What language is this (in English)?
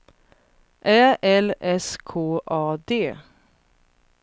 Swedish